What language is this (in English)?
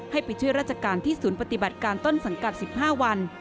Thai